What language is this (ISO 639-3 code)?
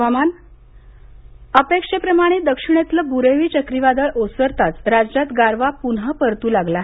mar